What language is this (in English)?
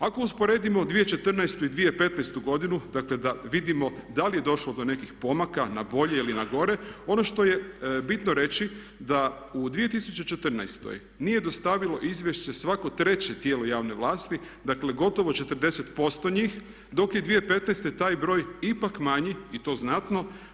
Croatian